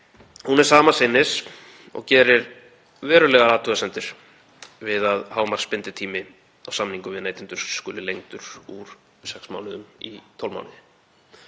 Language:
Icelandic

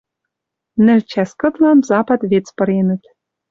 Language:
Western Mari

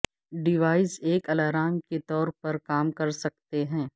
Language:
Urdu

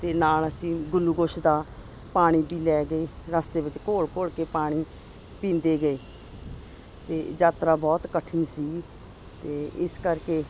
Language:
Punjabi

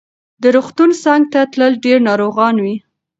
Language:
Pashto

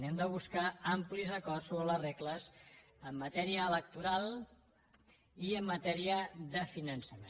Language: Catalan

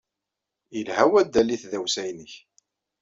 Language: Kabyle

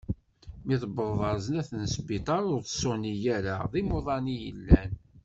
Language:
Kabyle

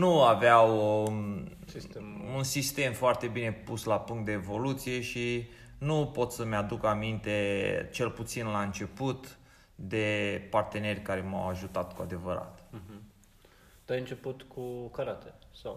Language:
Romanian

